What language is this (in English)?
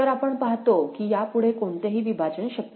Marathi